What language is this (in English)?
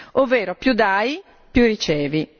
Italian